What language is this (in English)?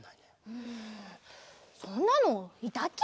Japanese